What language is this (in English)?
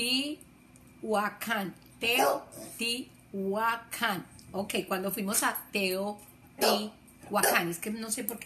Spanish